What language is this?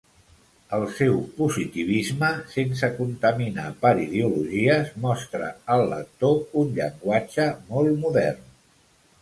Catalan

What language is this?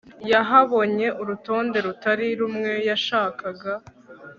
Kinyarwanda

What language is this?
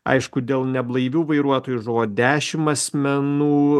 Lithuanian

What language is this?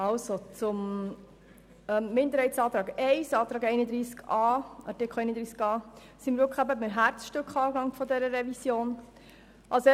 Swiss German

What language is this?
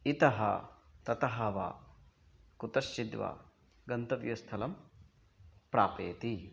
Sanskrit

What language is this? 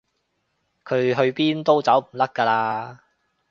Cantonese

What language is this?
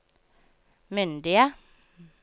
Norwegian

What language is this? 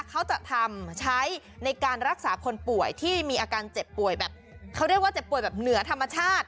Thai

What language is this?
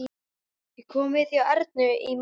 Icelandic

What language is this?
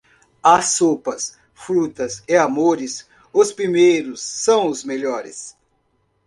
Portuguese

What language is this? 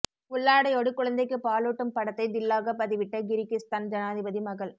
Tamil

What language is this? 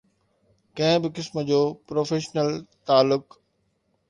Sindhi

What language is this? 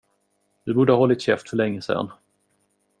Swedish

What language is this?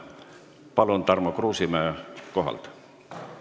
Estonian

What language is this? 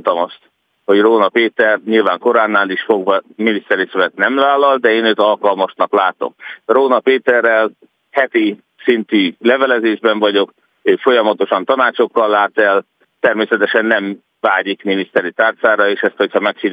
Hungarian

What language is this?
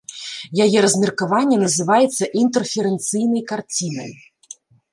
Belarusian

